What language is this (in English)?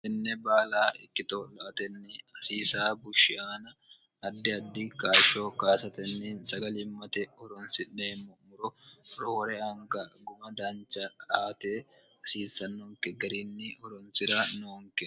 Sidamo